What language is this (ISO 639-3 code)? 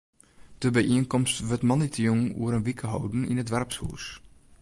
fry